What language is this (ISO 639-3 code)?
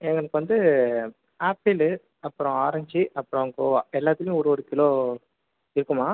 tam